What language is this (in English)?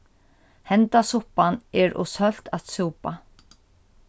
Faroese